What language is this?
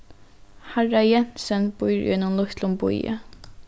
Faroese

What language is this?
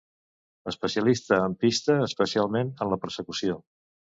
Catalan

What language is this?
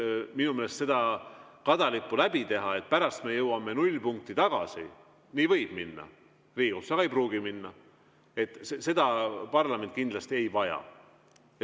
Estonian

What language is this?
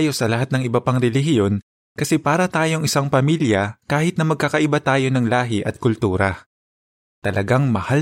Filipino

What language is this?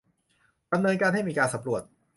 Thai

